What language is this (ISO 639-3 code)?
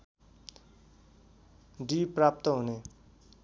nep